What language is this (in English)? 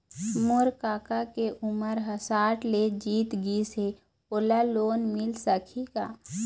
Chhattisgarhi